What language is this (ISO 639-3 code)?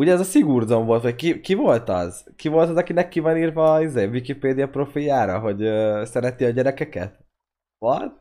hun